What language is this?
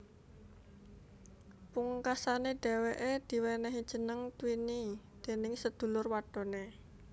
Javanese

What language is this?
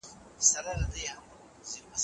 Pashto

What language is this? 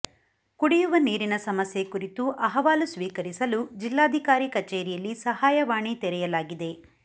Kannada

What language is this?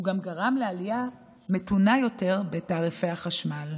Hebrew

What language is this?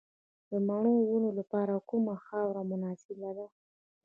Pashto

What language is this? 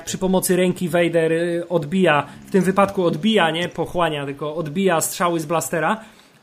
Polish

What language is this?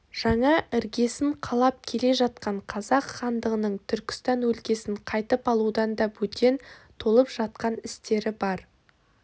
Kazakh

